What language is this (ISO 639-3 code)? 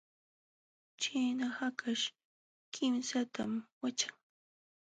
qxw